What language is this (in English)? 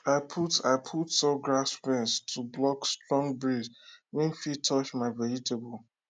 Nigerian Pidgin